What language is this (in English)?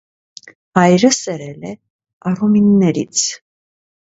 Armenian